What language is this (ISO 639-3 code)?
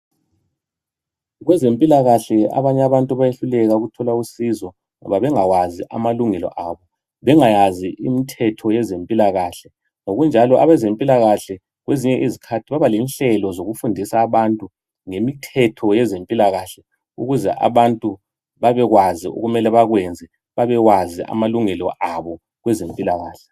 nde